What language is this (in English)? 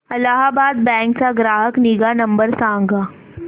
Marathi